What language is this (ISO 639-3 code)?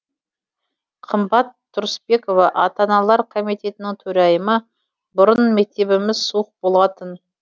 kaz